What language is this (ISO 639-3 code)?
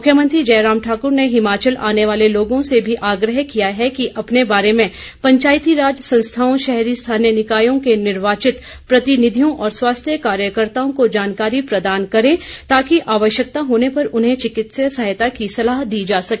hin